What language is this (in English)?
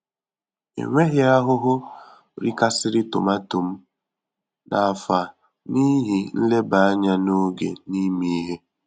Igbo